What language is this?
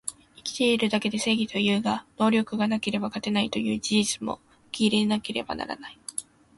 Japanese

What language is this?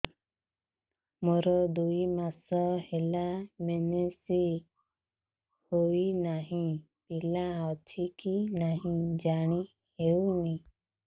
Odia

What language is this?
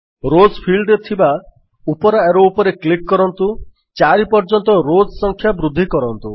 Odia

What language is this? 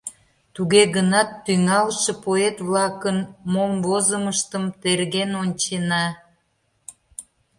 Mari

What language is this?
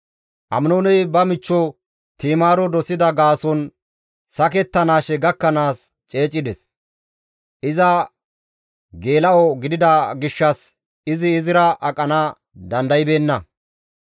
Gamo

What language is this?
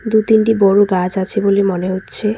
Bangla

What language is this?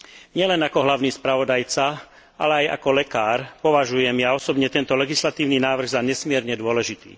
Slovak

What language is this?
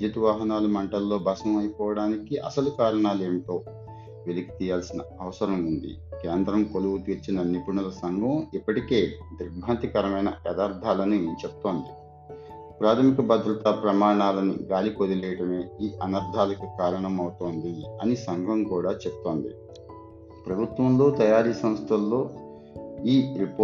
Telugu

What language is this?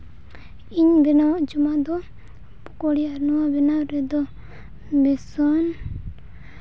Santali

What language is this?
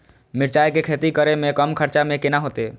Maithili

